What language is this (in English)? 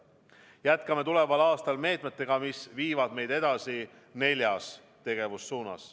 Estonian